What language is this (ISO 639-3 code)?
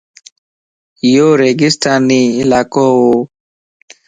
lss